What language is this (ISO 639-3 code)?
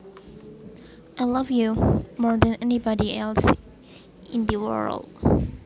jav